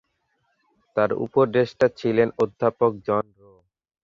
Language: Bangla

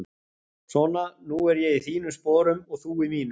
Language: Icelandic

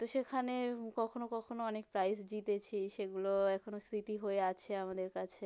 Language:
Bangla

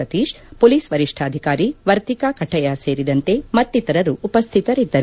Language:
Kannada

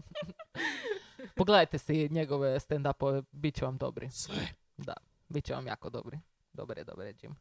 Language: Croatian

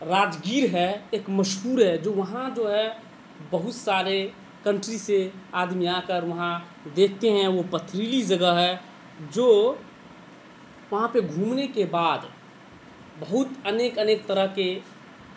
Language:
Urdu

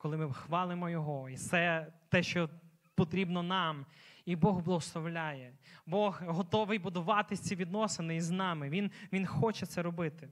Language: Ukrainian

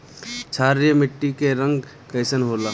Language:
Bhojpuri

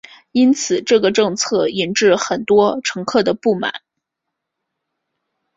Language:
Chinese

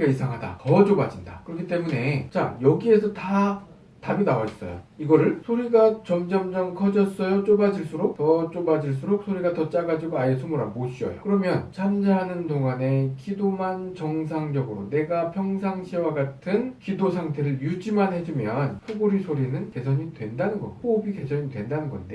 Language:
Korean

